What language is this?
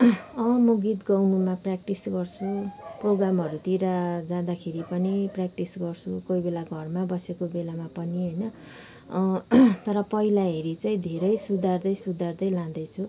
Nepali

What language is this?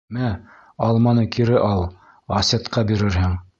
Bashkir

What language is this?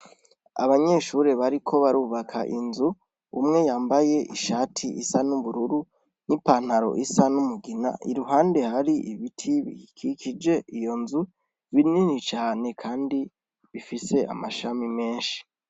Rundi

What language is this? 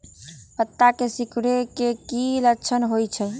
Magahi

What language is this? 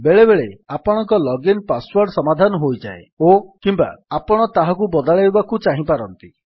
Odia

